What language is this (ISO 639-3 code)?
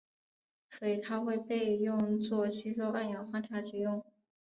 zho